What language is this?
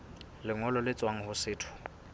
Southern Sotho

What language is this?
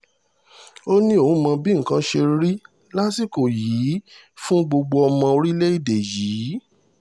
Yoruba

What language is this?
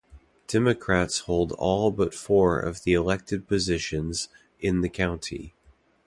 English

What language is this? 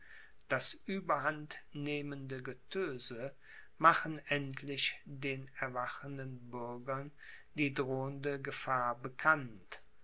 German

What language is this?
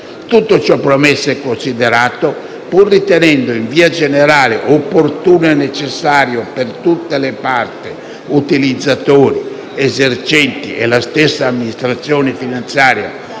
Italian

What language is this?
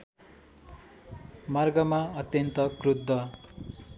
Nepali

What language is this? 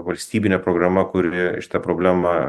Lithuanian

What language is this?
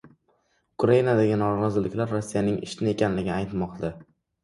Uzbek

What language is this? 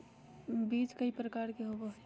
Magahi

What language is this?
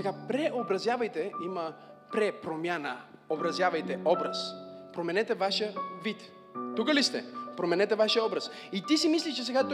Bulgarian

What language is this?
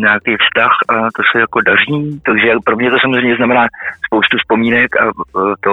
Czech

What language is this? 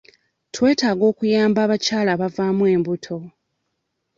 Ganda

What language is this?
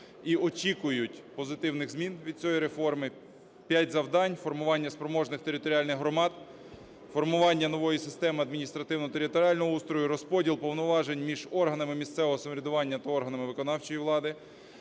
Ukrainian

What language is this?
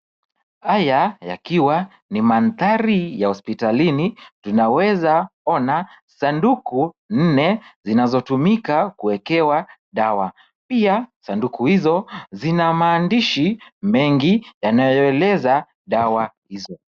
Swahili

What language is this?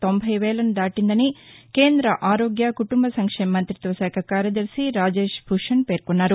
Telugu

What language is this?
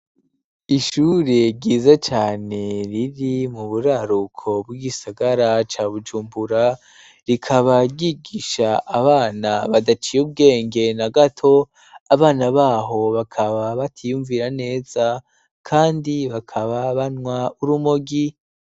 Rundi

